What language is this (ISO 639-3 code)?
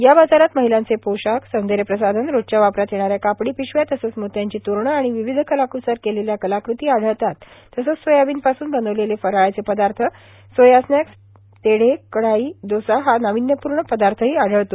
mar